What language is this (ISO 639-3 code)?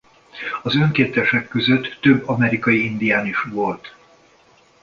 hun